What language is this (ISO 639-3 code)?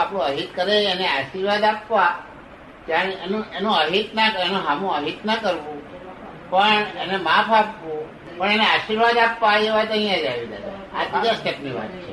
guj